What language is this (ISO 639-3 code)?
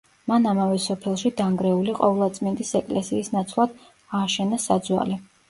kat